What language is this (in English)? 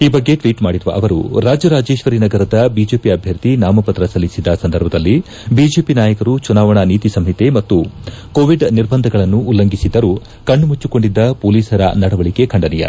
Kannada